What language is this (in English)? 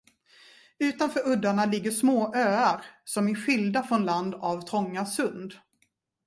Swedish